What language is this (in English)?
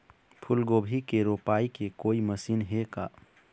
Chhattisgarhi